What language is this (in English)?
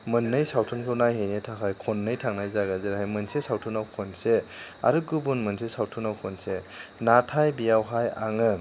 Bodo